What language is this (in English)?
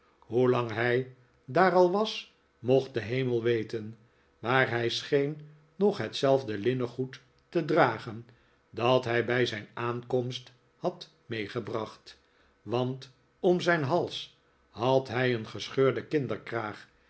Dutch